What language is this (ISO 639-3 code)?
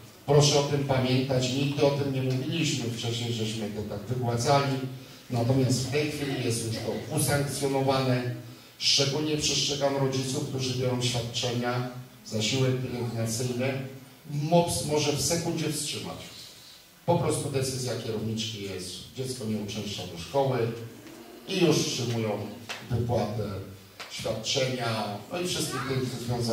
pol